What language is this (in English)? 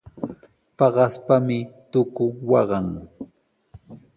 Sihuas Ancash Quechua